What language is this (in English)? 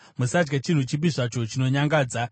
Shona